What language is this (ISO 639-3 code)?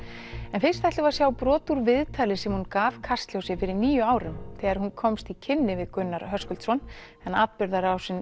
isl